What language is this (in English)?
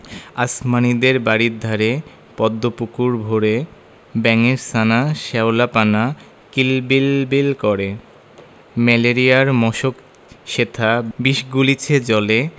Bangla